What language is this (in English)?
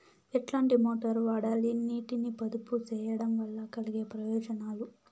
Telugu